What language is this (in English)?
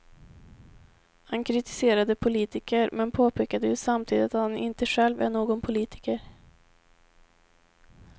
Swedish